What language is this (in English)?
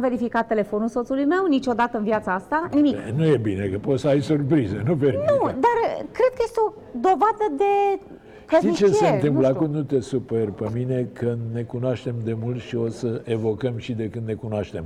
Romanian